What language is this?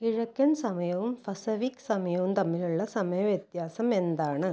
Malayalam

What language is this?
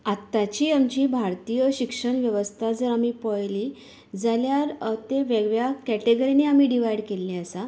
Konkani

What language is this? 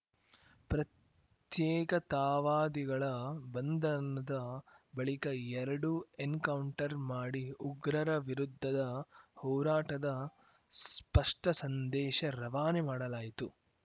Kannada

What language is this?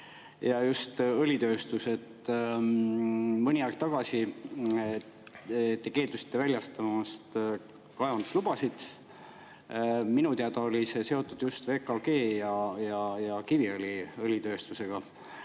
Estonian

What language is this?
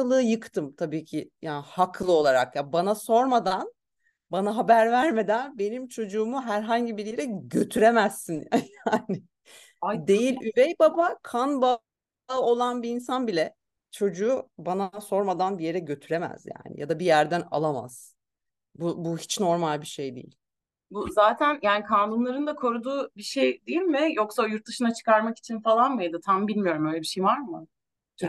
Turkish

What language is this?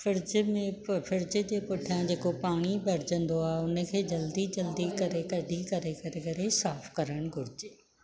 Sindhi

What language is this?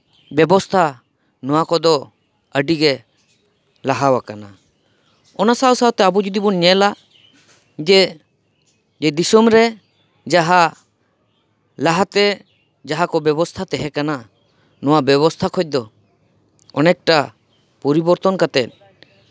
Santali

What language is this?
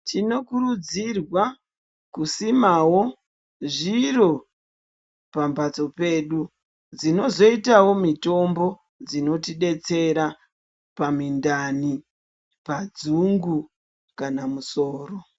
Ndau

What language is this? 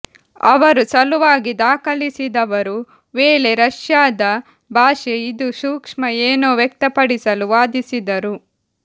Kannada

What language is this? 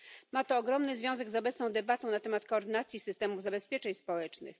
Polish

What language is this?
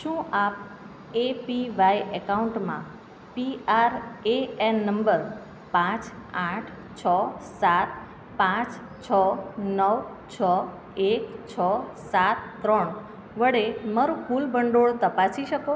Gujarati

